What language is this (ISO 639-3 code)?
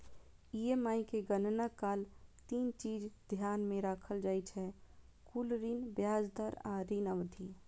mai